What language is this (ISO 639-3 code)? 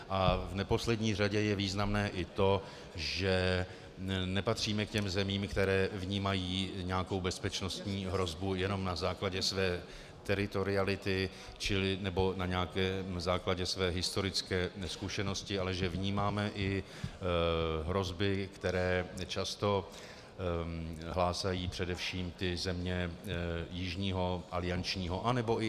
ces